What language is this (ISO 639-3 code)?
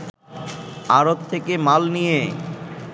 ben